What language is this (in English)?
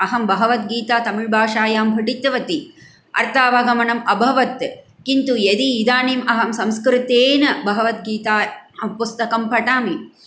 Sanskrit